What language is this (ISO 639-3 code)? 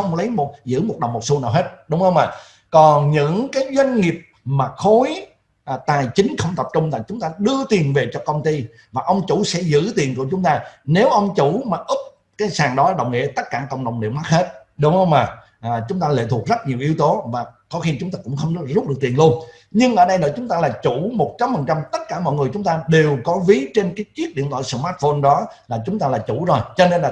vie